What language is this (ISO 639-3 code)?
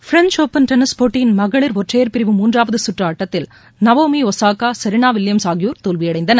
tam